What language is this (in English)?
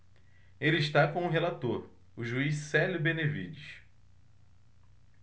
Portuguese